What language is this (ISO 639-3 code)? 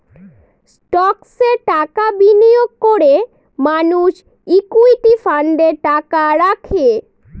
ben